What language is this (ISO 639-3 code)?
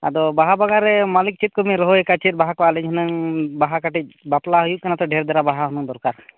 sat